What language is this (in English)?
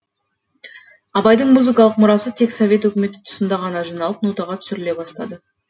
Kazakh